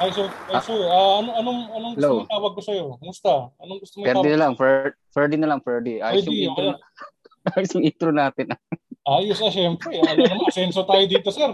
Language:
Filipino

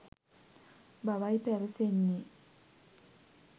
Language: Sinhala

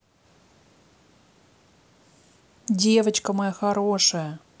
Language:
Russian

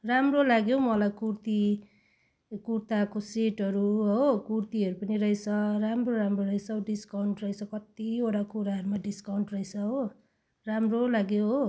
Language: Nepali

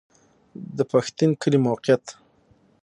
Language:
Pashto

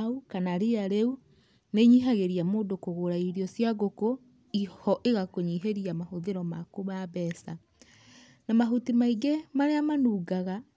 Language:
Kikuyu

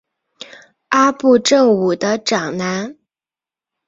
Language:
Chinese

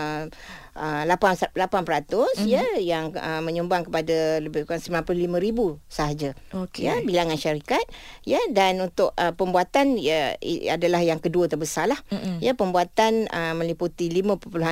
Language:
Malay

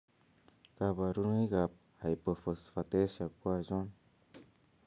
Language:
Kalenjin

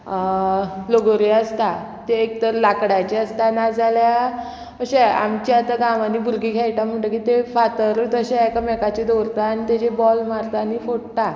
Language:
Konkani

